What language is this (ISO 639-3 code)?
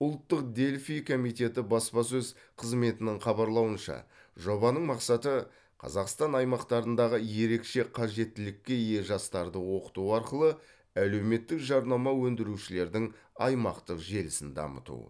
kaz